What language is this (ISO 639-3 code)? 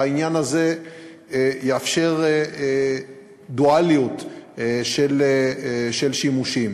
heb